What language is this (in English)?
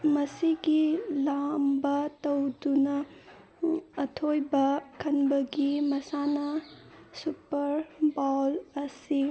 Manipuri